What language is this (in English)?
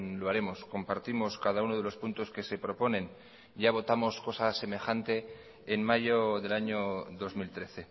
Spanish